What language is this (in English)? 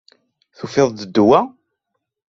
Kabyle